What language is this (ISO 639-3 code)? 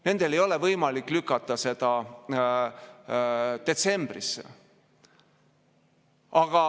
est